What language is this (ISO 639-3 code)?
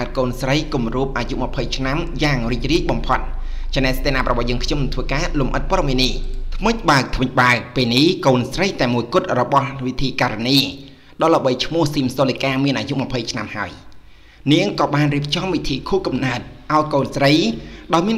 tha